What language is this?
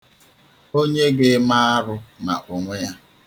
Igbo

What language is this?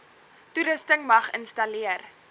Afrikaans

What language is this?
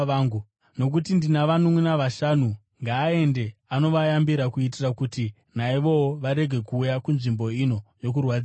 Shona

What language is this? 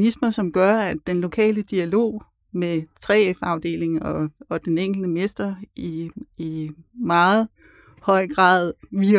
Danish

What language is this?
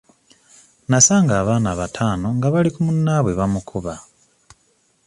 Ganda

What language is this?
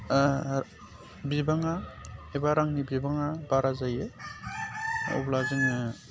Bodo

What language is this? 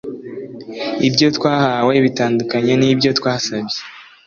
Kinyarwanda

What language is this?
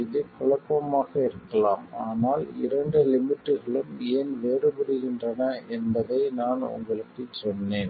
Tamil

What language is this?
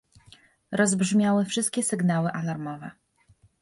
Polish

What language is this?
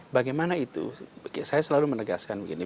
Indonesian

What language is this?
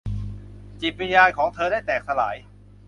Thai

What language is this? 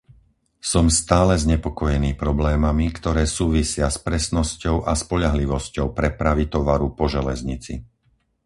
Slovak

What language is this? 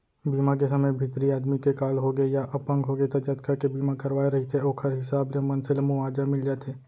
Chhattisgarhi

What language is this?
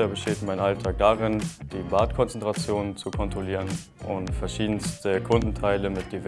German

